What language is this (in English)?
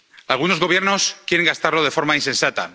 Spanish